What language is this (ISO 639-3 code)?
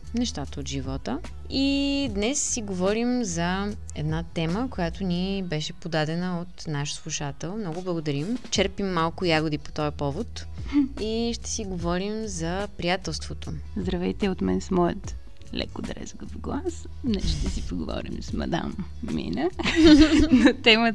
bul